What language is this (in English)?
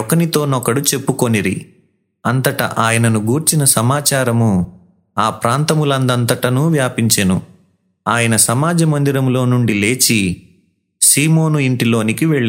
Telugu